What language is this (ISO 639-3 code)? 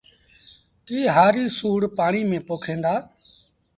sbn